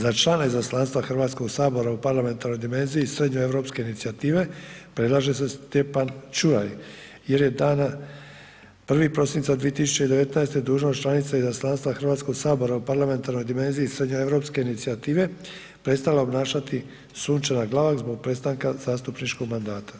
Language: Croatian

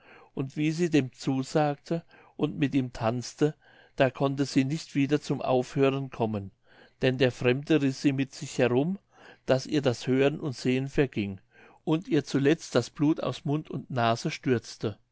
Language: German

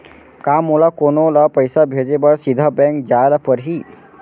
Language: Chhattisgarhi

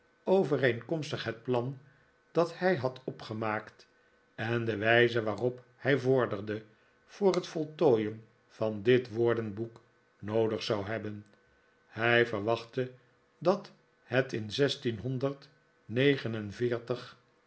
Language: Dutch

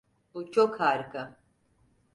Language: Turkish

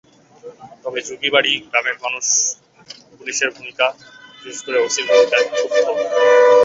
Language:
Bangla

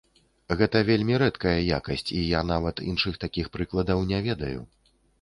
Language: Belarusian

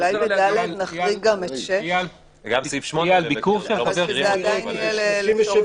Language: Hebrew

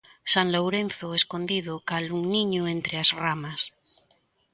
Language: Galician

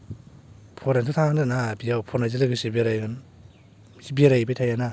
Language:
Bodo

